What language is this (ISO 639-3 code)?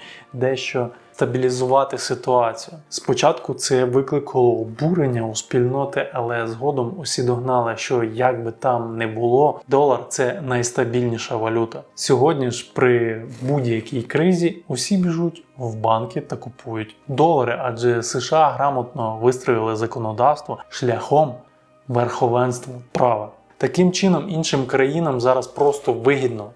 ukr